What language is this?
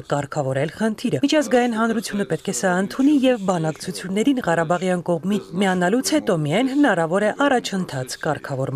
Turkish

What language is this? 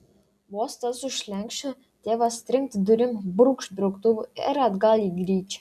Lithuanian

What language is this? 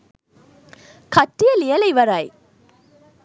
Sinhala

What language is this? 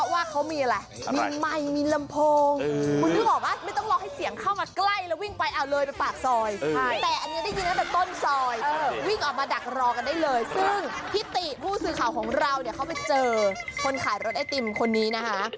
Thai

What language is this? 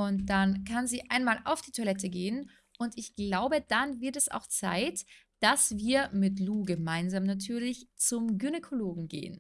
German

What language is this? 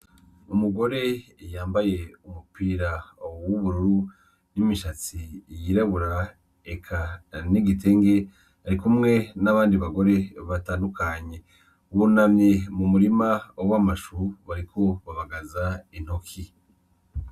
Rundi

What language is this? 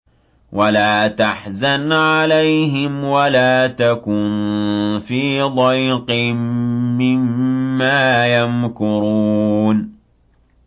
Arabic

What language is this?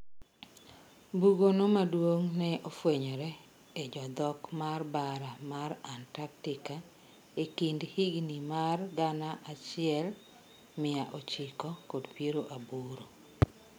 Luo (Kenya and Tanzania)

